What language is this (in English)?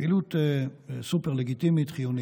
Hebrew